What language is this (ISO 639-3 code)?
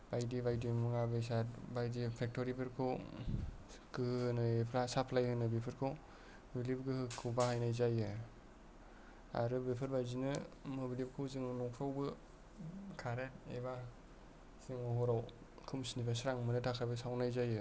brx